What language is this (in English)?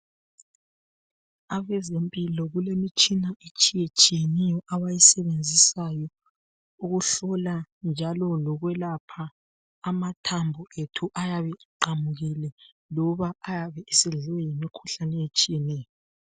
North Ndebele